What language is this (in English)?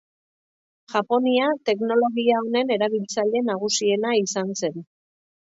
Basque